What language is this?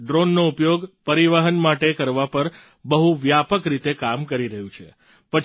Gujarati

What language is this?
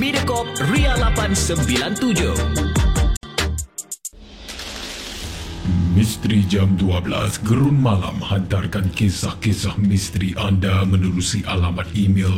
Malay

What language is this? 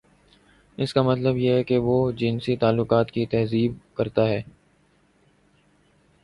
Urdu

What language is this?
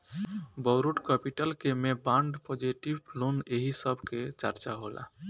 Bhojpuri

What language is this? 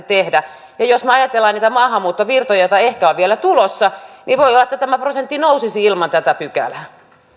Finnish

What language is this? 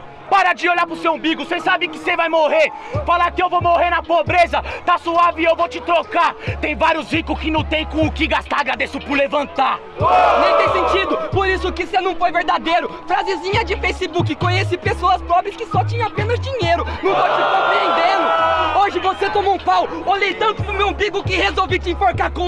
Portuguese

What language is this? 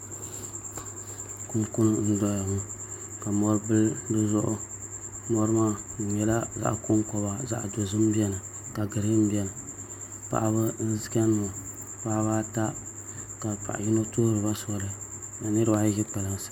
Dagbani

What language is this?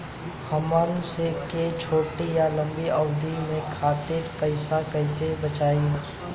Bhojpuri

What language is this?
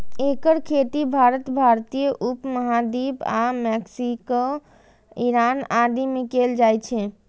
Maithili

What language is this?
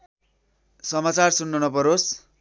Nepali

